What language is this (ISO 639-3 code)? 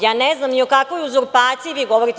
srp